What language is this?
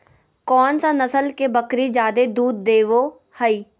Magahi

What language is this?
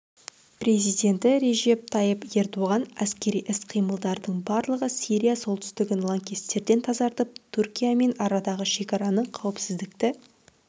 Kazakh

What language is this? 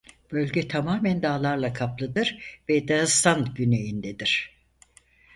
Turkish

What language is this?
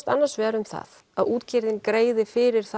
Icelandic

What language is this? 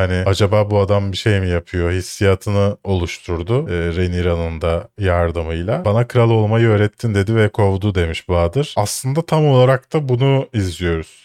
Turkish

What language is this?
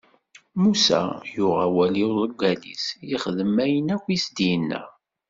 Kabyle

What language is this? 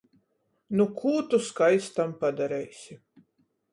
Latgalian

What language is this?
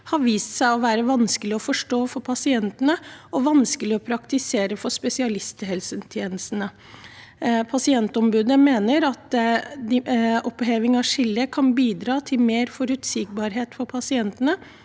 Norwegian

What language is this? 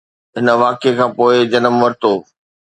Sindhi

